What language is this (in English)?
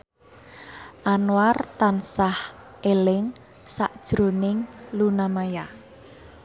Javanese